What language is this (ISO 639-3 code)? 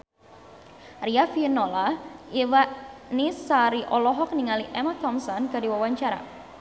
sun